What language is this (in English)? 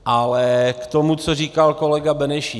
Czech